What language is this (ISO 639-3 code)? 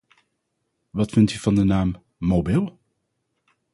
nld